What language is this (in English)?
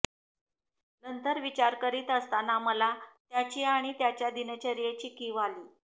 Marathi